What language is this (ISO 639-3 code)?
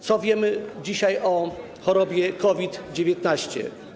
pol